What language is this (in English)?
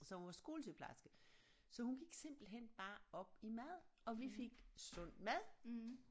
Danish